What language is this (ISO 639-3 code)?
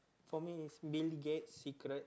eng